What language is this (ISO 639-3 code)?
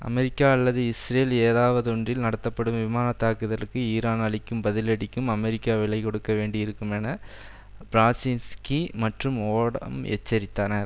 tam